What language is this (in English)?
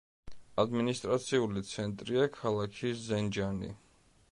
Georgian